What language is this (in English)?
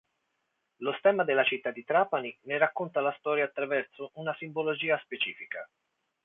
Italian